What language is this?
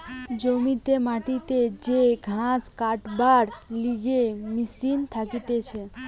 Bangla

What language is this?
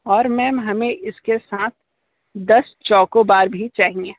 Hindi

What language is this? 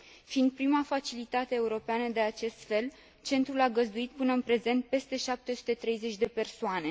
Romanian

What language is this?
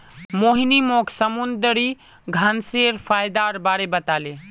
Magahi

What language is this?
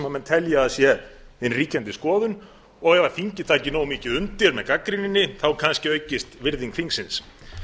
Icelandic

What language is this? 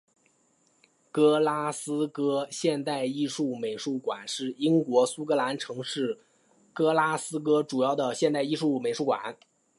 Chinese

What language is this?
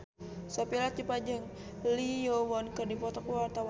Sundanese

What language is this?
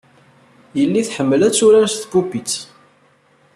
Kabyle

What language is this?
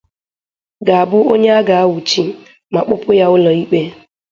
Igbo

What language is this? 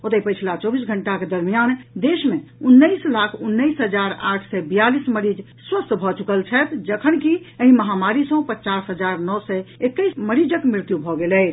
Maithili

